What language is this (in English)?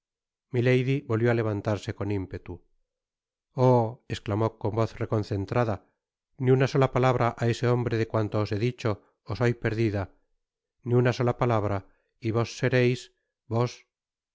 Spanish